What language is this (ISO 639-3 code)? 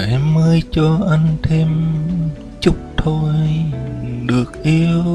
vie